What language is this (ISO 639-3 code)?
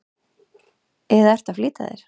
isl